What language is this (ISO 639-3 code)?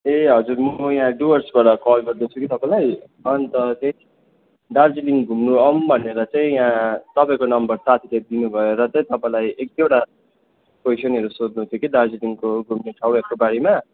nep